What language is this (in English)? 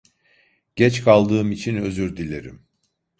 Turkish